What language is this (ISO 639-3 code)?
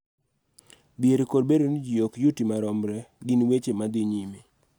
luo